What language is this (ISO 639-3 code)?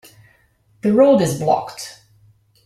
eng